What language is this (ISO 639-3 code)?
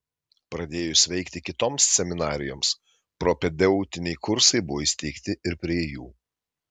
lit